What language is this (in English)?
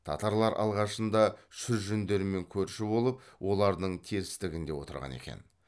Kazakh